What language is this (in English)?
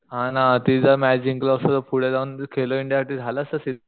Marathi